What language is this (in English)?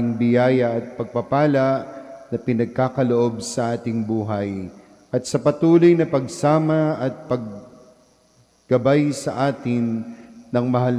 Filipino